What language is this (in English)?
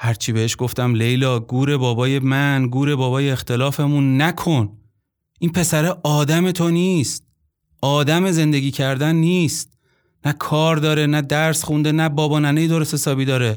Persian